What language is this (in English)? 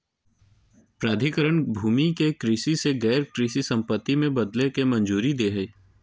Magahi